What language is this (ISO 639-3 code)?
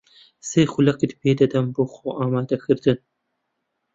ckb